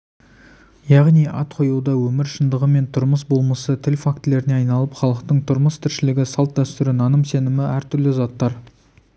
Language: Kazakh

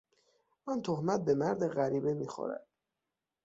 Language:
Persian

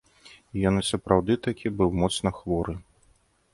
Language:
Belarusian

